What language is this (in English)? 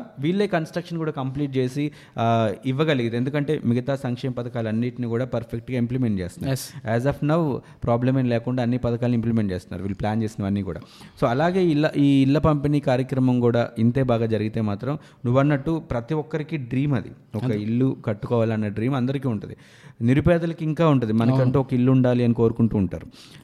Telugu